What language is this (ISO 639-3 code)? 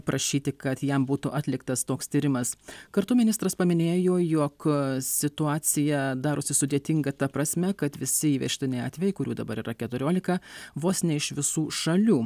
lit